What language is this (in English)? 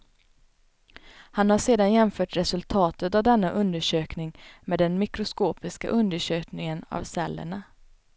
Swedish